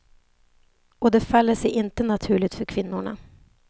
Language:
Swedish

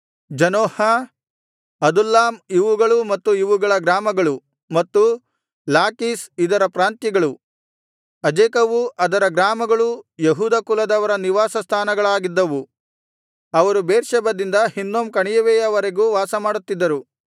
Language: Kannada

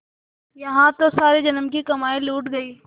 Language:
Hindi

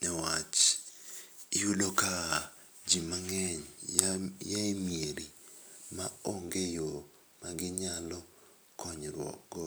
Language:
Luo (Kenya and Tanzania)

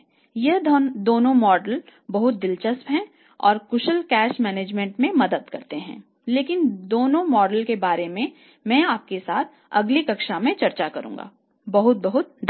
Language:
Hindi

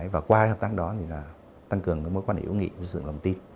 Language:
Vietnamese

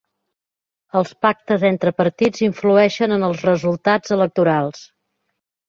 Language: Catalan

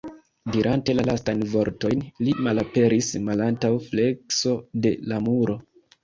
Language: Esperanto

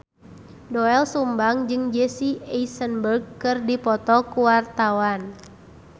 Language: Sundanese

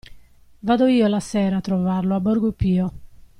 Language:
Italian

